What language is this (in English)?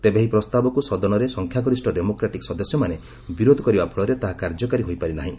Odia